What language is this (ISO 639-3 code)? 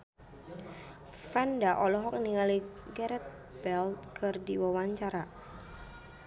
sun